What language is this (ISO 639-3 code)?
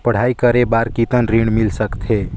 hne